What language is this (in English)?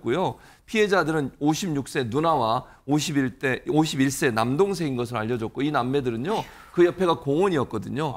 Korean